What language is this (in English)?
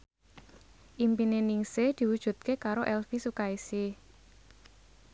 Javanese